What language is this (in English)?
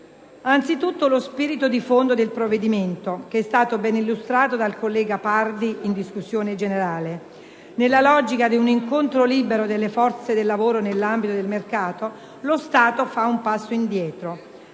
Italian